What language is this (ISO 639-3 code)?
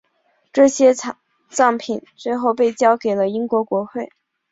zho